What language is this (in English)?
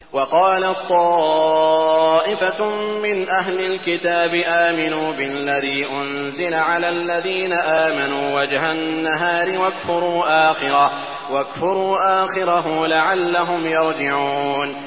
Arabic